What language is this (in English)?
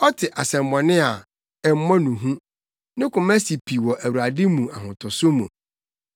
Akan